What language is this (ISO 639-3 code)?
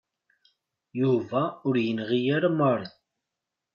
kab